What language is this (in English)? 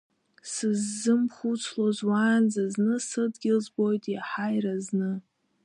Abkhazian